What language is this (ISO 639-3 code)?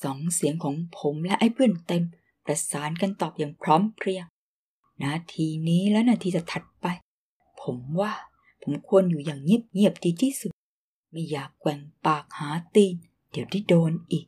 tha